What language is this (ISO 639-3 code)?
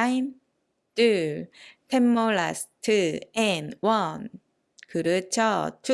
kor